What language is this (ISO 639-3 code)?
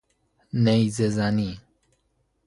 fas